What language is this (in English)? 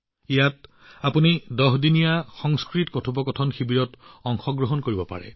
Assamese